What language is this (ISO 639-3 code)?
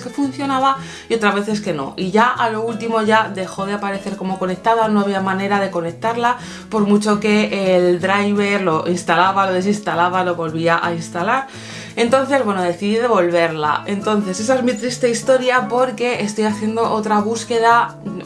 spa